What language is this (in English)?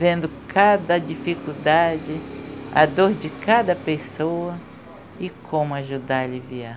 Portuguese